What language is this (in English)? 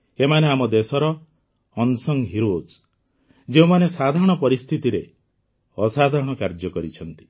Odia